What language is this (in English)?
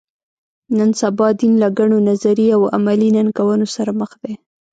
Pashto